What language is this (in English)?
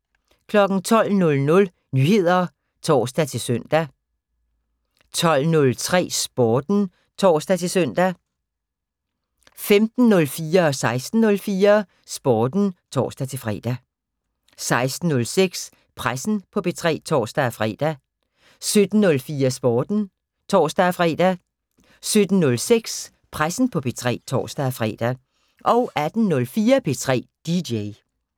Danish